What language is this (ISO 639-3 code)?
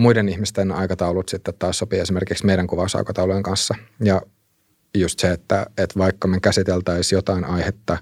fin